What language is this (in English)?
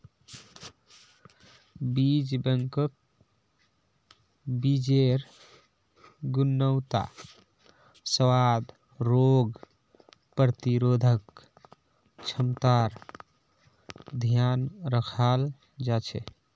Magahi